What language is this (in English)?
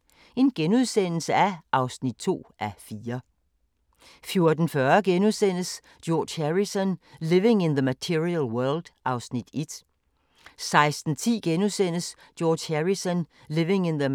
Danish